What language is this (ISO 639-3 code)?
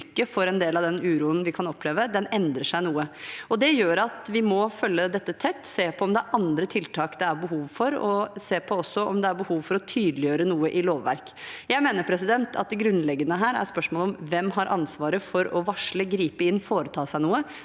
nor